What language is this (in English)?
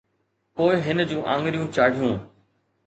Sindhi